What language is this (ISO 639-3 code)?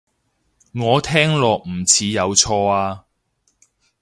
yue